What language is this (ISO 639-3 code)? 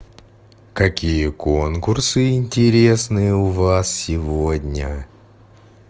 rus